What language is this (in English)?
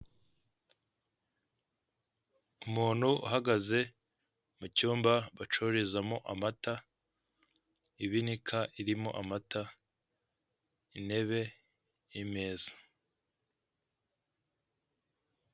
Kinyarwanda